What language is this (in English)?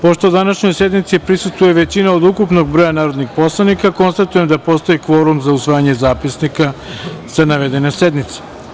Serbian